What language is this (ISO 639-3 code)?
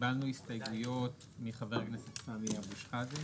heb